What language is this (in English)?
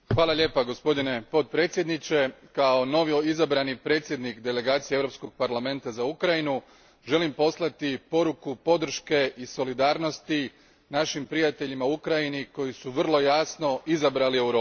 Croatian